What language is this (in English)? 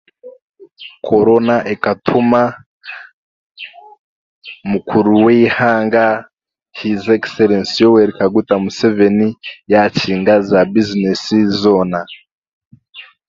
Chiga